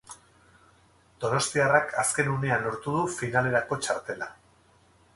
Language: Basque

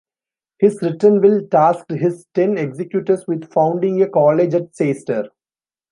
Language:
English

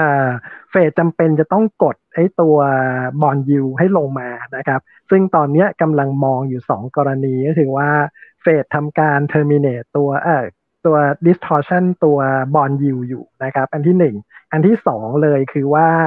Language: Thai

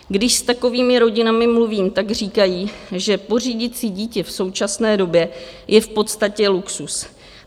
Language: Czech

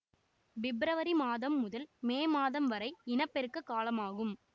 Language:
Tamil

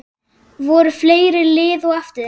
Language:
Icelandic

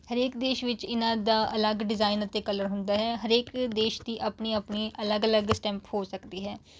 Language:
Punjabi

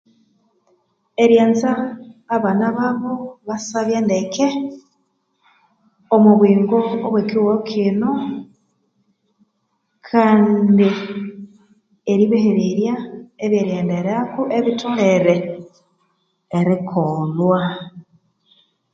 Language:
Konzo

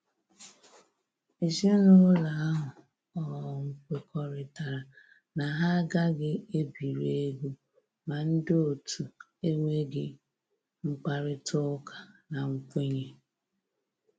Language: Igbo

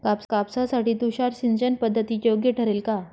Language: Marathi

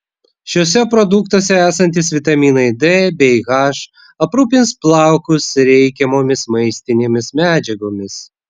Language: Lithuanian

